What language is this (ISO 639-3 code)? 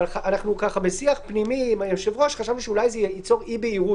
heb